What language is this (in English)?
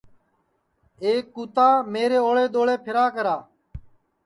Sansi